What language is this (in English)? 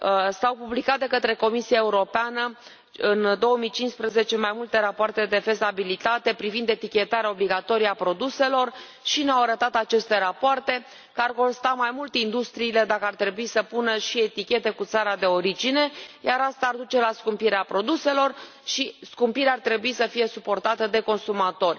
Romanian